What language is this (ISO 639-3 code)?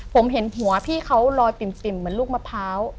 tha